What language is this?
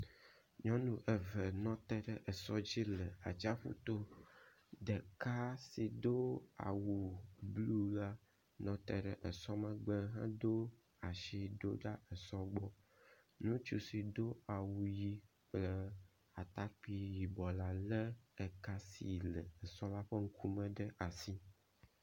Ewe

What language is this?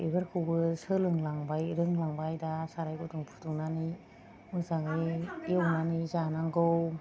Bodo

